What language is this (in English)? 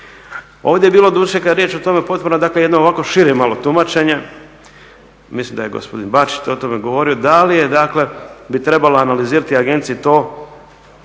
Croatian